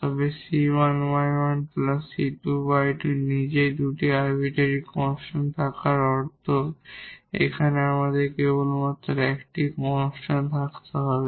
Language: Bangla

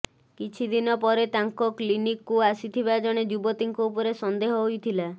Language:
Odia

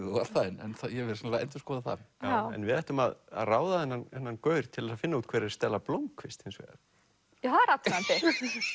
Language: Icelandic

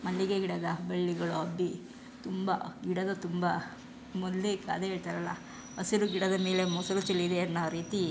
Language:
Kannada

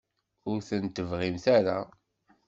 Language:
Kabyle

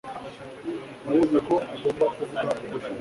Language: Kinyarwanda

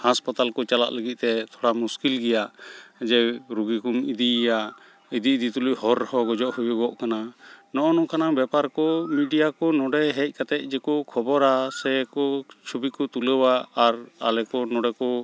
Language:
Santali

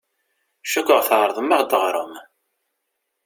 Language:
Kabyle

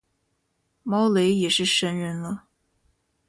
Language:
Chinese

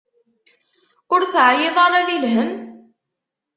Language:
Kabyle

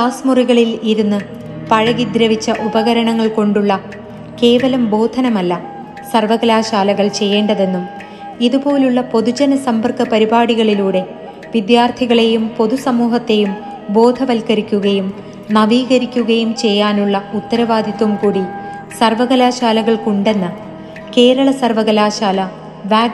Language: Malayalam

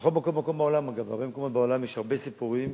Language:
Hebrew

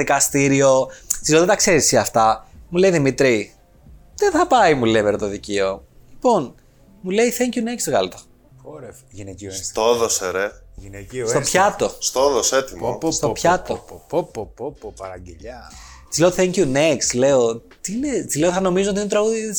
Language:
Greek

